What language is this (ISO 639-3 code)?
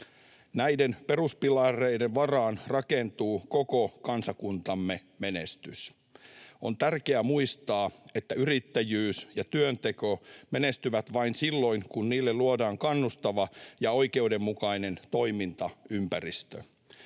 fin